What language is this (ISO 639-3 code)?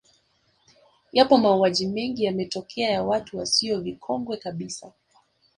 swa